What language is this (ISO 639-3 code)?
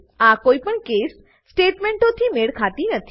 guj